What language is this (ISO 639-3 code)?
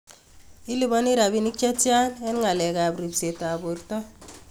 kln